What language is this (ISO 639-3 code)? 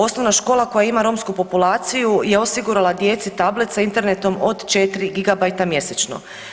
hrv